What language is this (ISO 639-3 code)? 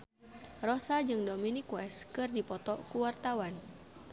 sun